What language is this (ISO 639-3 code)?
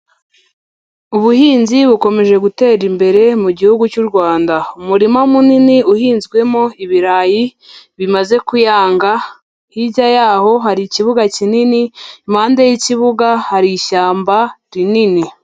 kin